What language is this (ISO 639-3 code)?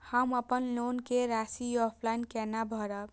mai